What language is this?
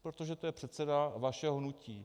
Czech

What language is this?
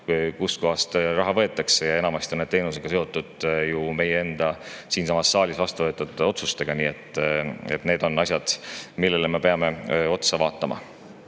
Estonian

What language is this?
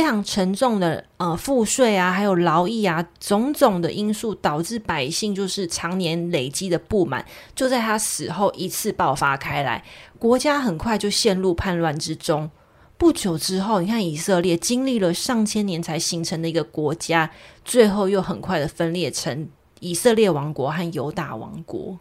Chinese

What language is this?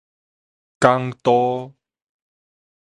Min Nan Chinese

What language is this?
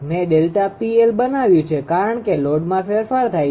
Gujarati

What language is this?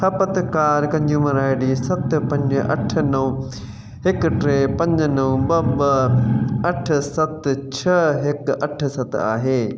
Sindhi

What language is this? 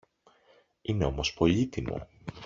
Greek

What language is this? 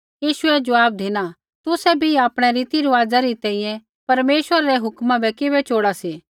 Kullu Pahari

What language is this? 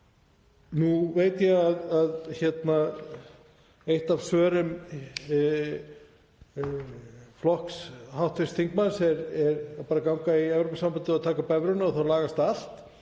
Icelandic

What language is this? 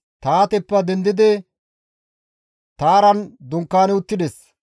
Gamo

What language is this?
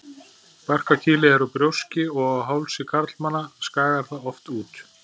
Icelandic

